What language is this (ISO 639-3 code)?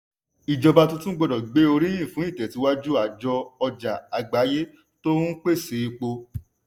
yor